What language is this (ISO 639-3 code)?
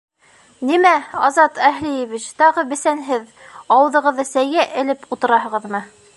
bak